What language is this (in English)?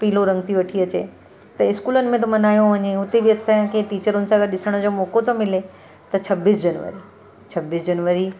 Sindhi